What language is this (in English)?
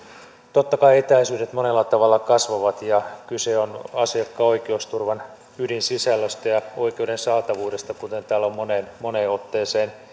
Finnish